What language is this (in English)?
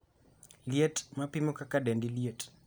Luo (Kenya and Tanzania)